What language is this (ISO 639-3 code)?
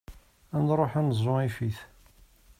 kab